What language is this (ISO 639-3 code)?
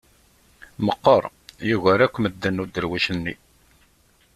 kab